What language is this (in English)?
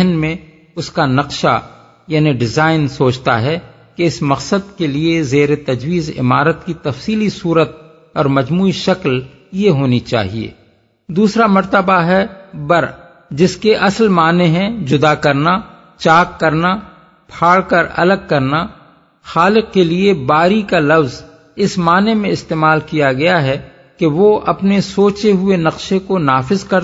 Urdu